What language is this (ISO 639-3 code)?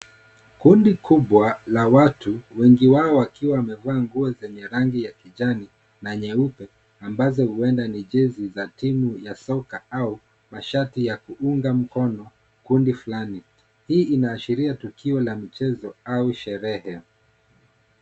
swa